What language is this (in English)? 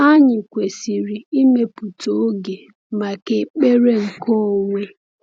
Igbo